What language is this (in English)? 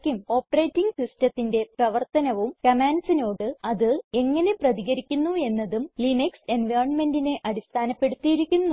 Malayalam